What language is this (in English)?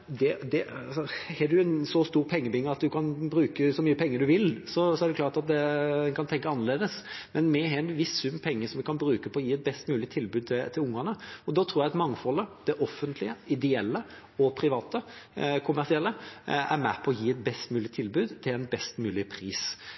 Norwegian Bokmål